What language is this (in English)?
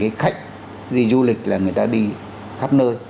Vietnamese